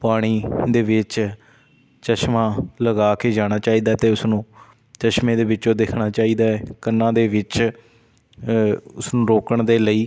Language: Punjabi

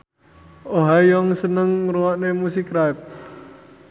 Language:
Javanese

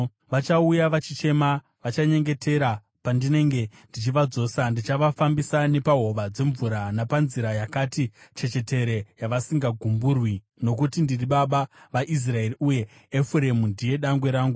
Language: Shona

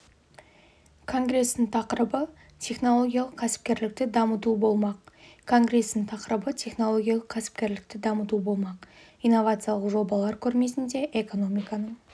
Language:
Kazakh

